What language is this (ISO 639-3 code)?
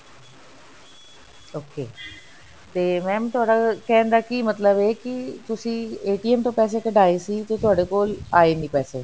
pan